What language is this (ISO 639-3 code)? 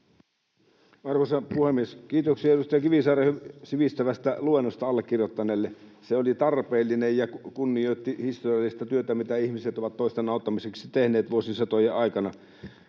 fin